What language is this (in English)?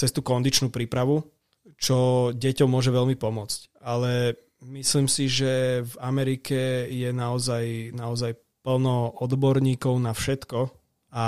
Slovak